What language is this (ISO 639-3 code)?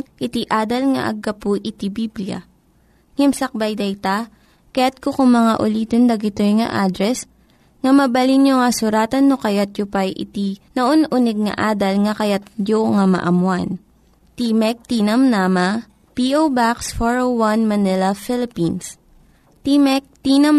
fil